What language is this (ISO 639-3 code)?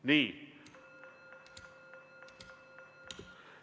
est